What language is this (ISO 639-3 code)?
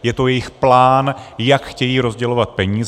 ces